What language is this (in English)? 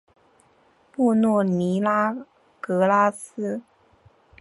Chinese